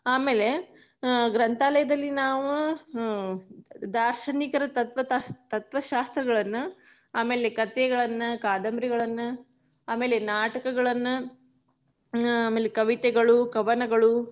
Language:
Kannada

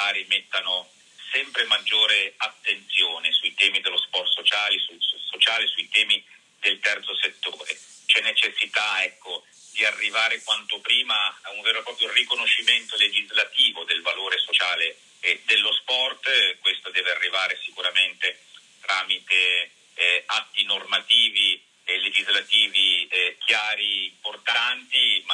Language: Italian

